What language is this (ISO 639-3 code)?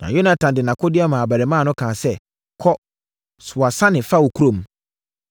aka